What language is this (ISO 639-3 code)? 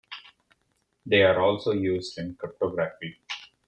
eng